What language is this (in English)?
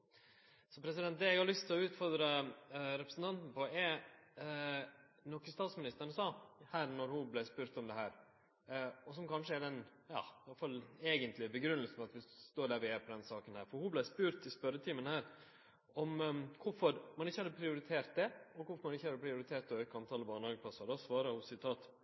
Norwegian Nynorsk